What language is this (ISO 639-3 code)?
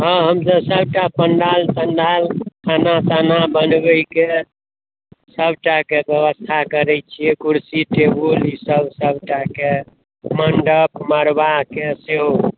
mai